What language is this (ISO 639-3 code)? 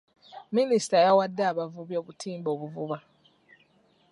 lug